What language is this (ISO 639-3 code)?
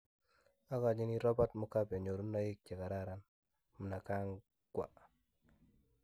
kln